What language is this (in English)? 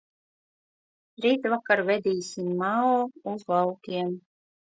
Latvian